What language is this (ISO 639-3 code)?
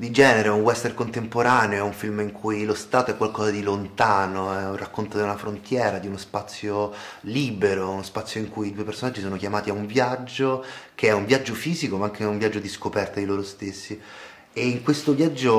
ita